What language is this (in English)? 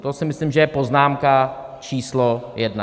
Czech